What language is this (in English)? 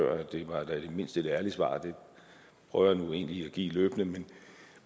Danish